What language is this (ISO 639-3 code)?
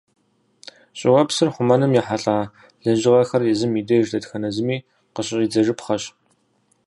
kbd